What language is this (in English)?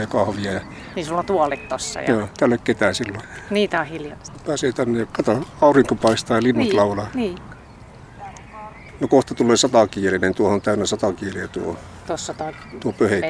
Finnish